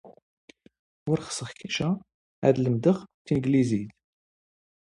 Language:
Standard Moroccan Tamazight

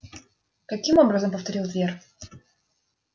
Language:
Russian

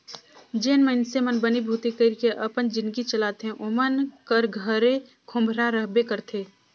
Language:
Chhattisgarhi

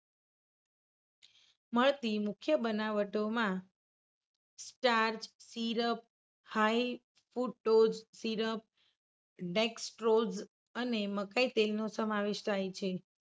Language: Gujarati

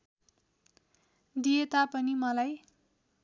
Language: Nepali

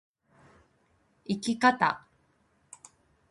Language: Japanese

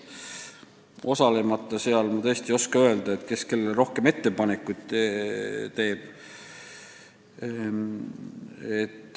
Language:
Estonian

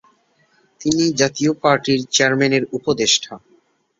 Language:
Bangla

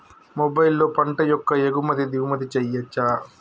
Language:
Telugu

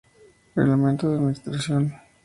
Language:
Spanish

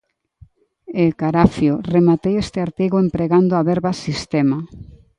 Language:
Galician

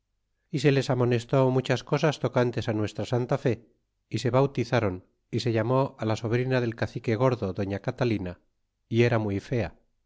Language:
Spanish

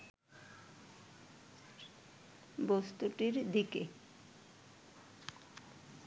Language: Bangla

